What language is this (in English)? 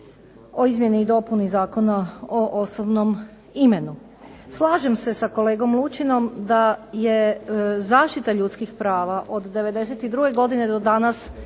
Croatian